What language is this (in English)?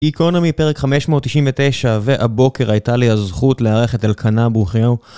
Hebrew